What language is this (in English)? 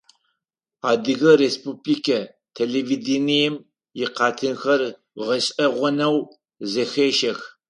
Adyghe